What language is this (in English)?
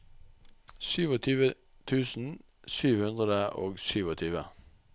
Norwegian